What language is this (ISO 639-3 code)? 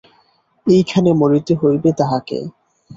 ben